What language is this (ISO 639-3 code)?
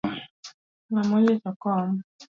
luo